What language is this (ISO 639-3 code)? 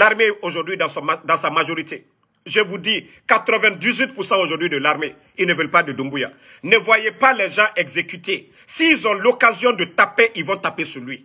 fra